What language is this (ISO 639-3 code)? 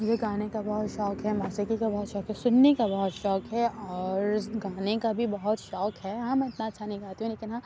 urd